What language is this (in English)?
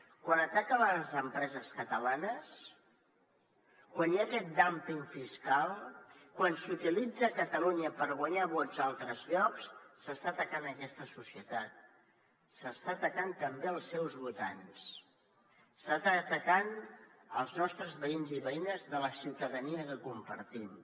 Catalan